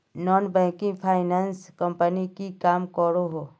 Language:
Magahi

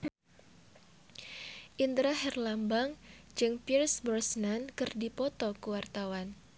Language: Sundanese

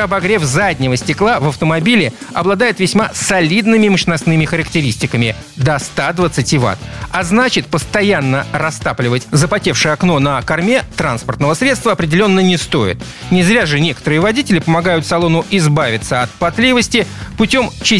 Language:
Russian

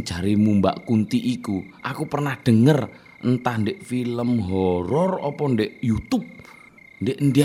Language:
Indonesian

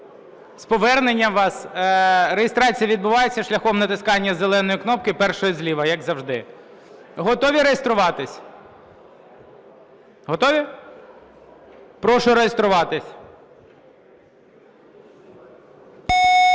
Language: Ukrainian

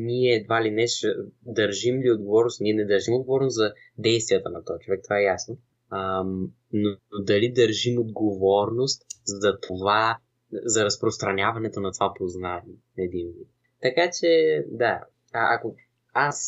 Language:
Bulgarian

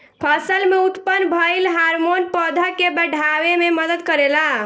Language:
Bhojpuri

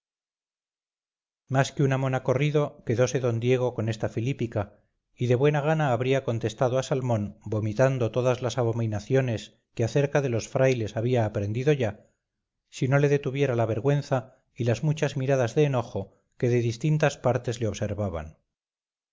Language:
Spanish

